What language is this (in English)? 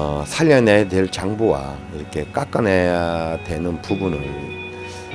Korean